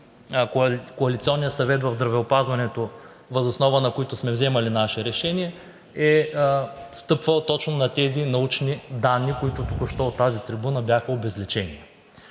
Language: Bulgarian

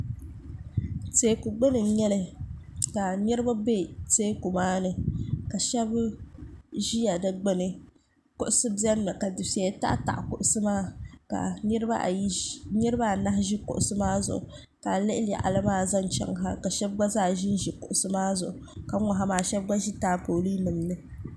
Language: Dagbani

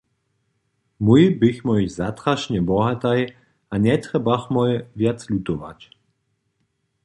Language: Upper Sorbian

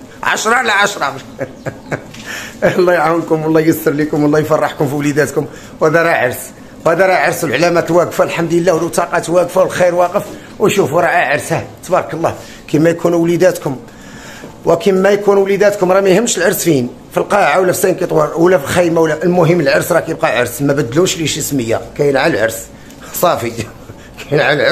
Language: Arabic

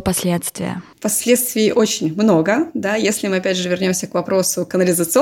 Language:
Russian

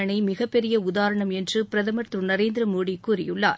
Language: Tamil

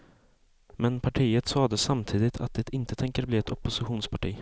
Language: Swedish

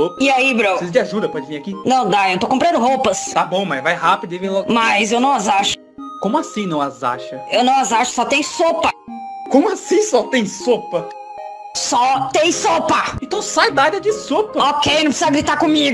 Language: Portuguese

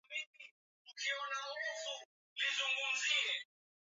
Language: Swahili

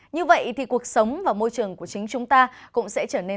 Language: Vietnamese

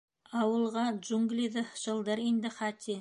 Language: Bashkir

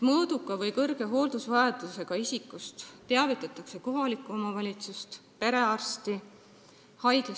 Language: Estonian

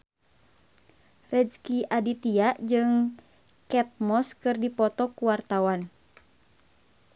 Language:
Sundanese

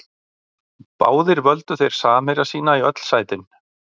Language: Icelandic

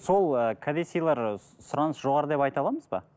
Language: Kazakh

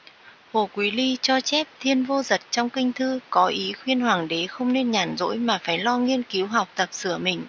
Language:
Vietnamese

